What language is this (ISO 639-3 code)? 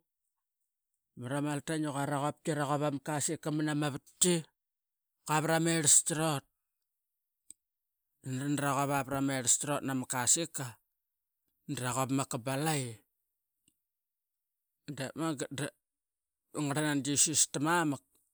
byx